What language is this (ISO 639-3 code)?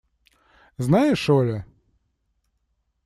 rus